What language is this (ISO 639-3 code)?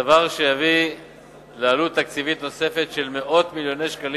heb